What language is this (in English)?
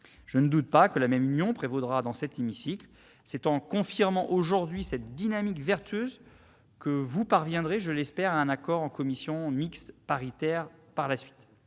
French